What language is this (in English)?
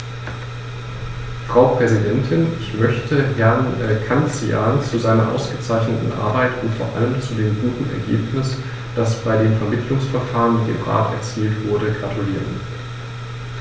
German